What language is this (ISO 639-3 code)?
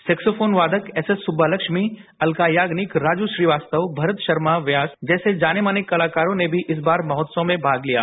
hin